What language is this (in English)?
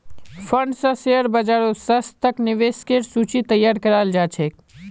Magahi